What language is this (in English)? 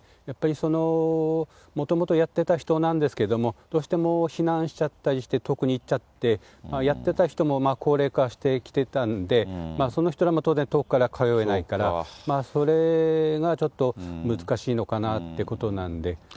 Japanese